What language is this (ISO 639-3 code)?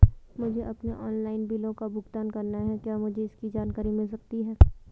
hin